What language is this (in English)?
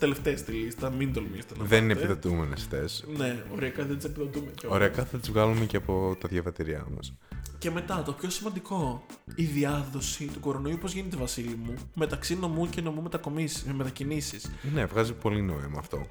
Greek